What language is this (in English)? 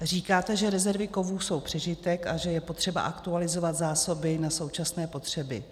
Czech